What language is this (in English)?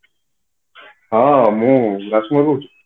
Odia